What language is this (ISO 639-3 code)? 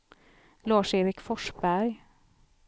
swe